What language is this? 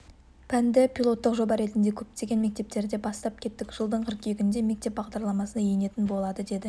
Kazakh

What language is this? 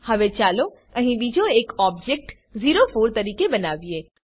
Gujarati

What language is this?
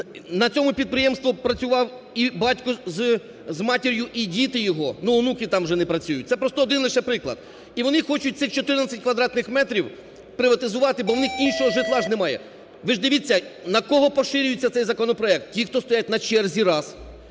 Ukrainian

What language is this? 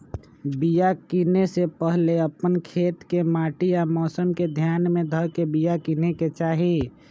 Magahi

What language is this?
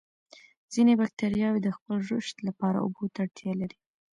Pashto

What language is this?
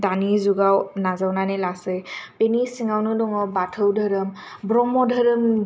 Bodo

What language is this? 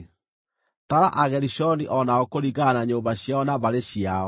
Kikuyu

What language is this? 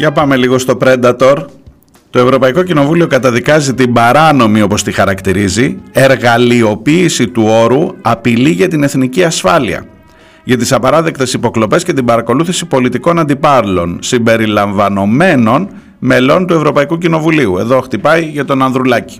Greek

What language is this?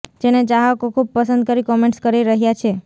Gujarati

